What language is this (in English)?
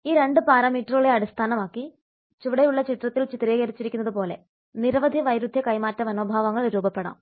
Malayalam